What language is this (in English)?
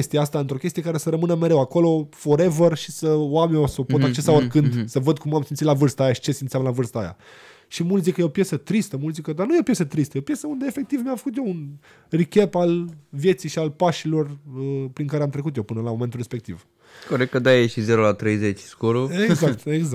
Romanian